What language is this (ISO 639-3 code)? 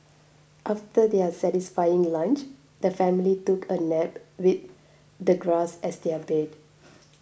eng